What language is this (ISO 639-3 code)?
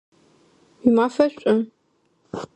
ady